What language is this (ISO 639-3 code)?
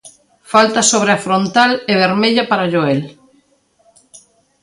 glg